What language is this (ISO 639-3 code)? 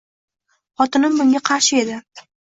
uzb